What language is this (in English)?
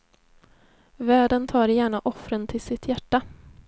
Swedish